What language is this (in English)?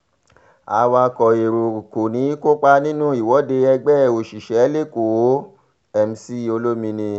Yoruba